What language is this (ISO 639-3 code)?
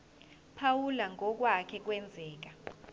zul